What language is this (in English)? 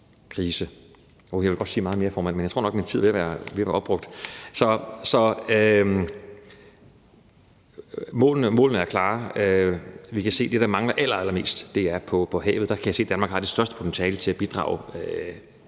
Danish